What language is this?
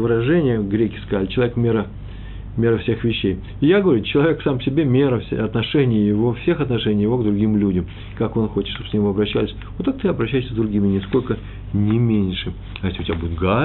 Russian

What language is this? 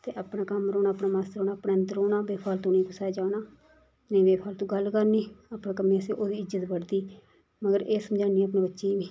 Dogri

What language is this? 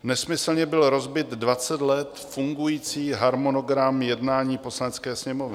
Czech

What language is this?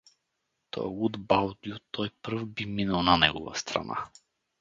Bulgarian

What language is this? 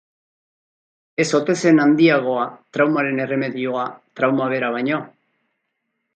Basque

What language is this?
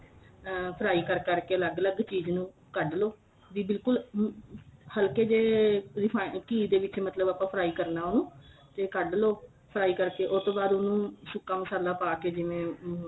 Punjabi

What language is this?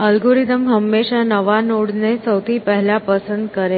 Gujarati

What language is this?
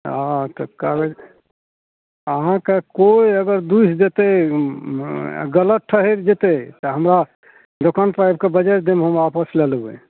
Maithili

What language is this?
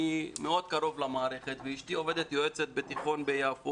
Hebrew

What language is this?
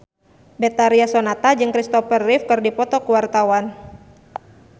Sundanese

